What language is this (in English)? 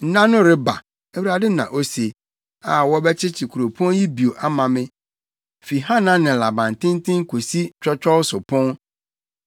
Akan